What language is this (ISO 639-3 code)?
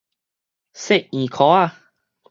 nan